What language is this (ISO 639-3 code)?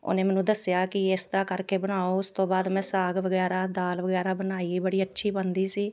pan